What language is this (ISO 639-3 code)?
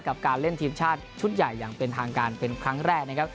tha